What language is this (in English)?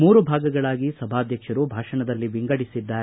Kannada